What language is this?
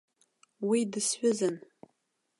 Abkhazian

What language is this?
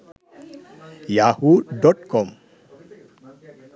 Sinhala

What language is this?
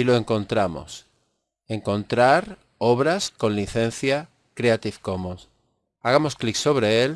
Spanish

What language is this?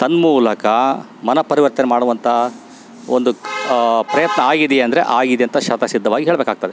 Kannada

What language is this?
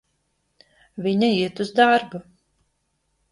Latvian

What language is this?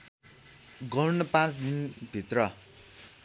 Nepali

